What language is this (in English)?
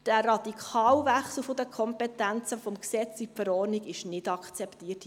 Swiss German